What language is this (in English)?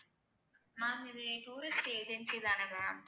Tamil